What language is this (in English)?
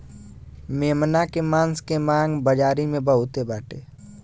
Bhojpuri